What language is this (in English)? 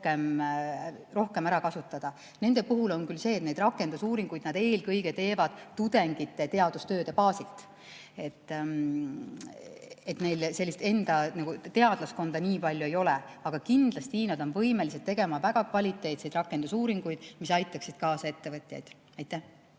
Estonian